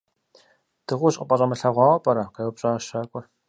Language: Kabardian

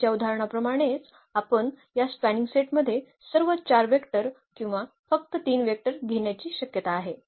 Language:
Marathi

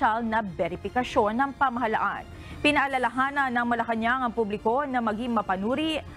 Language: Filipino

